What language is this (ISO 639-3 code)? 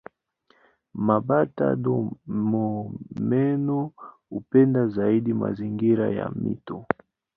swa